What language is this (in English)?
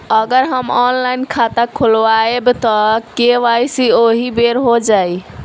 Bhojpuri